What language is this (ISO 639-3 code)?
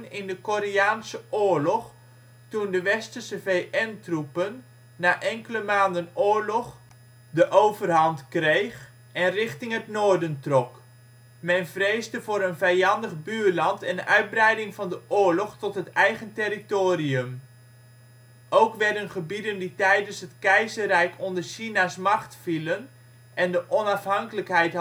nld